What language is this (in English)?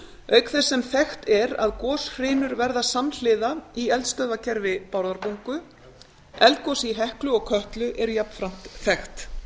Icelandic